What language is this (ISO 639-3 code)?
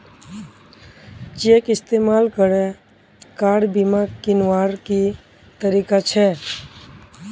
mag